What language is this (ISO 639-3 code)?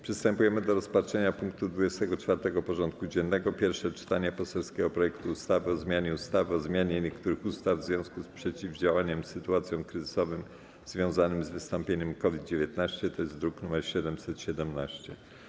pol